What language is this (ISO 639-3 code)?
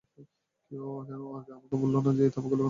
ben